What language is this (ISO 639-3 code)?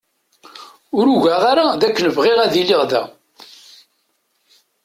kab